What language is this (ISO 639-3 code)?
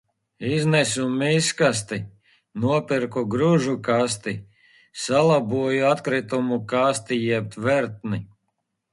lav